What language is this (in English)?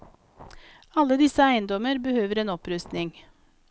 Norwegian